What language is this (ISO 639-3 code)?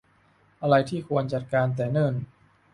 tha